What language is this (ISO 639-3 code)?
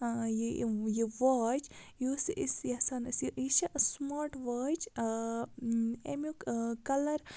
kas